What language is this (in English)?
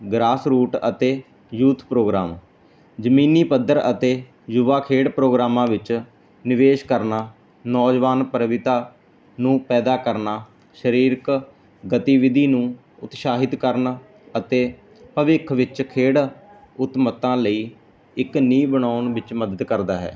Punjabi